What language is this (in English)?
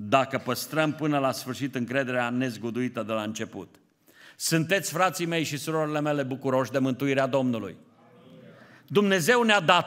Romanian